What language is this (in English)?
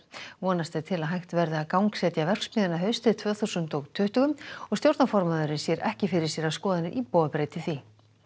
Icelandic